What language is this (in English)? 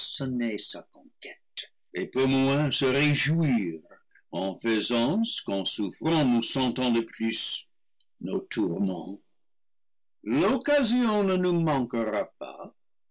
French